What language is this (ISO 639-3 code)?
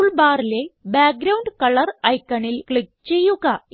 mal